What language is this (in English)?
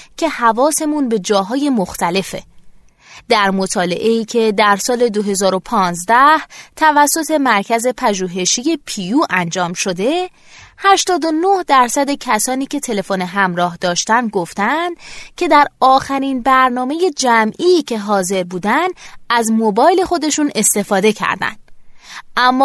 Persian